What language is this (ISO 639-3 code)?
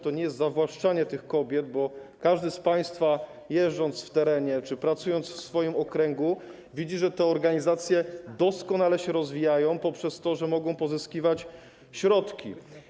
pol